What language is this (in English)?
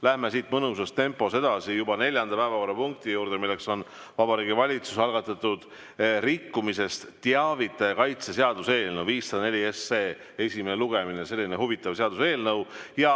Estonian